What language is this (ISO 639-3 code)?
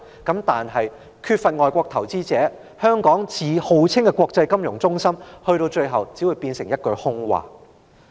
yue